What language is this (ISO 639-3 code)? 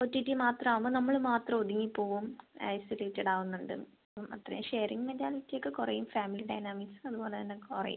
mal